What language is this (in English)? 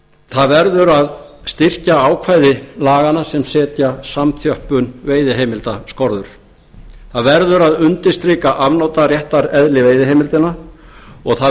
Icelandic